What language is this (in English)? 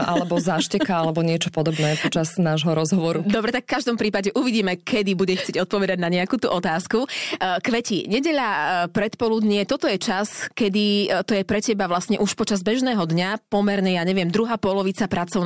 Slovak